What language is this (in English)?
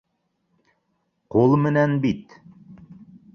Bashkir